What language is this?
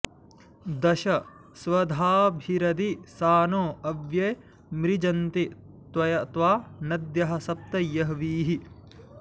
Sanskrit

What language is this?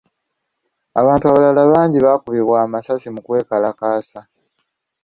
Ganda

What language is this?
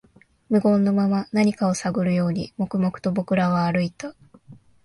Japanese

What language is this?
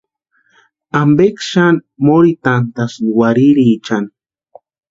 Western Highland Purepecha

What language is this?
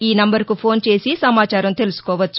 Telugu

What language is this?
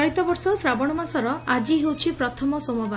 Odia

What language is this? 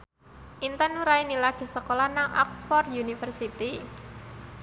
Javanese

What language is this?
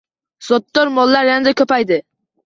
Uzbek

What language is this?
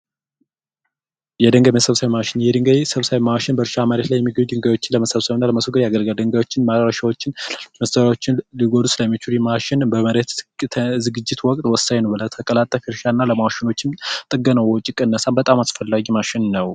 Amharic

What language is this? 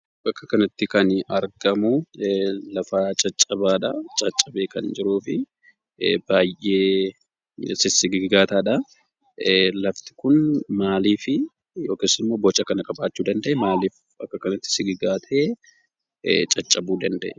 Oromo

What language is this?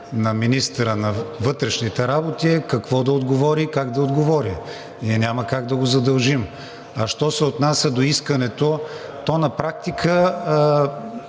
Bulgarian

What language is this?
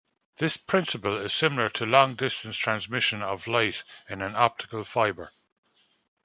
English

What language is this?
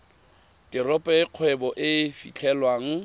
Tswana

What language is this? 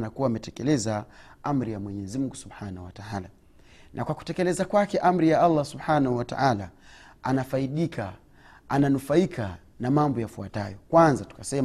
Swahili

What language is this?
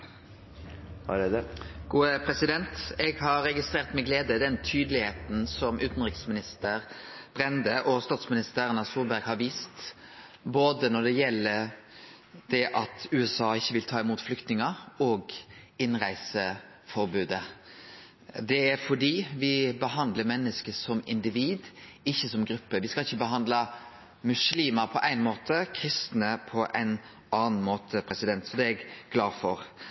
Norwegian Nynorsk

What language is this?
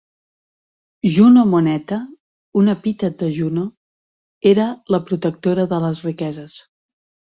Catalan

